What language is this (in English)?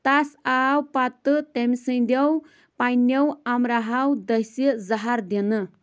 Kashmiri